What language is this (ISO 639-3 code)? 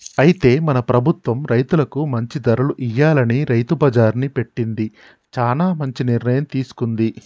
tel